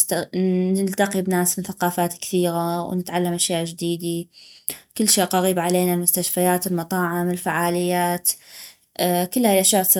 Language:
North Mesopotamian Arabic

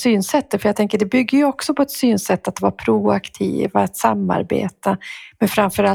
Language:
Swedish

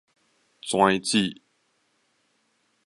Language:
Min Nan Chinese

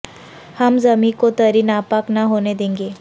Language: Urdu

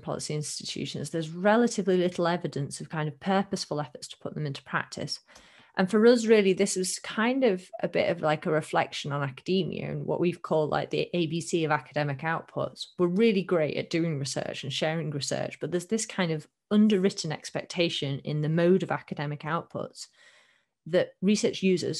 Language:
English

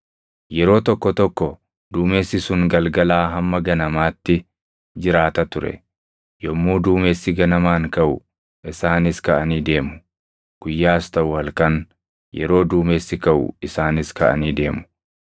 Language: Oromo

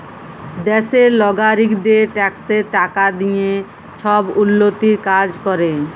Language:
Bangla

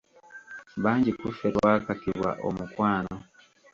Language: Ganda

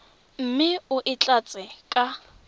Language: Tswana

